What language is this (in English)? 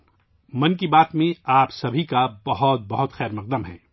Urdu